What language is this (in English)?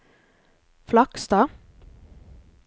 Norwegian